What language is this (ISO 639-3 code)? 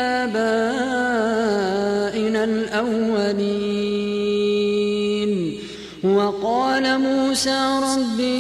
ara